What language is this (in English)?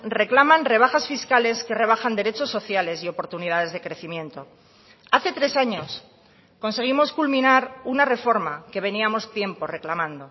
Spanish